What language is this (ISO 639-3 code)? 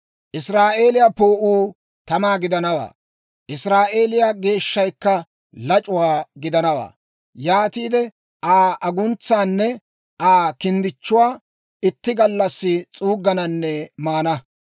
dwr